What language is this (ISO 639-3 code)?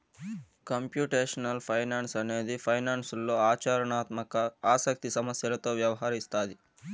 tel